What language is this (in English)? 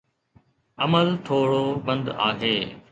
Sindhi